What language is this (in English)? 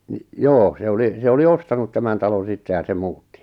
Finnish